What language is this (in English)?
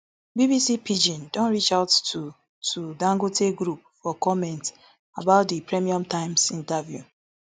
Nigerian Pidgin